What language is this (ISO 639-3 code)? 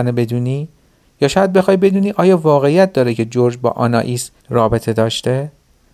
fas